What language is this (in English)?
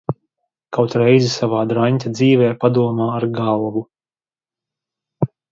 Latvian